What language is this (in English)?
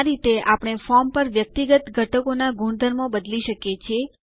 Gujarati